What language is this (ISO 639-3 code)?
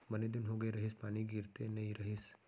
hne